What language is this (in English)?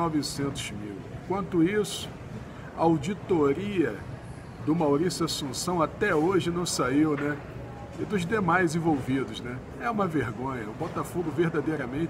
Portuguese